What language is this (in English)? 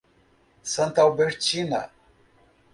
Portuguese